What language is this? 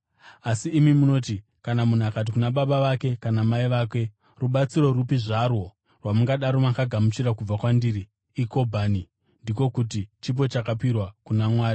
Shona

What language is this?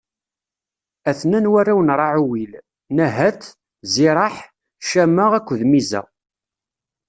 Kabyle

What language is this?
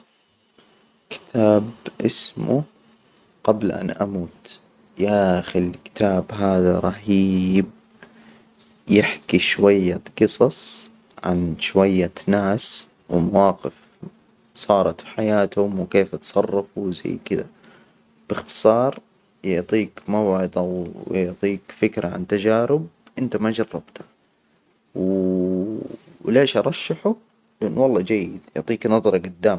Hijazi Arabic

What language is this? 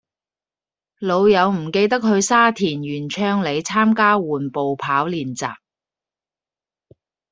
Cantonese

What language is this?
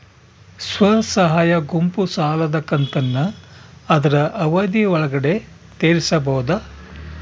Kannada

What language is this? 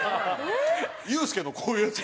Japanese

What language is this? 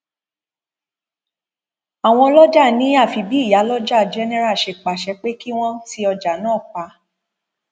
Yoruba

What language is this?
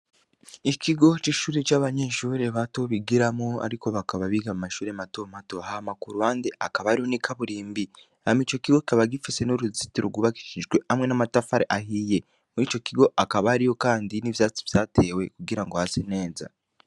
Rundi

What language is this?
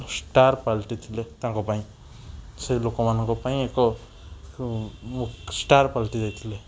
Odia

